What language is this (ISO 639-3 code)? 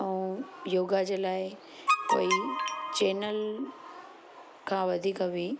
snd